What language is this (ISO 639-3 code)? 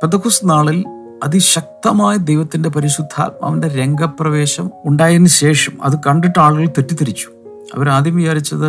mal